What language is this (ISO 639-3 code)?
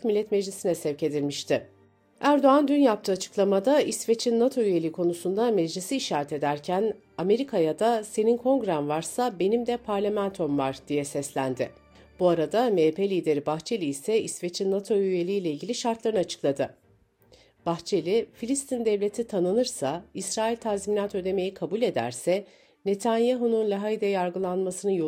tur